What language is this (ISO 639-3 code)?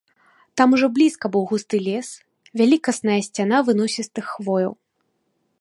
bel